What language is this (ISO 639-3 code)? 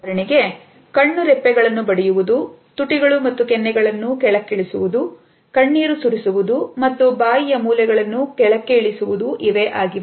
kan